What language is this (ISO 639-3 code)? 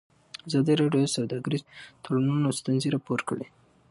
pus